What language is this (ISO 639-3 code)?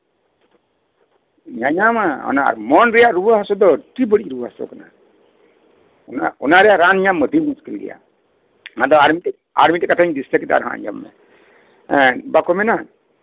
sat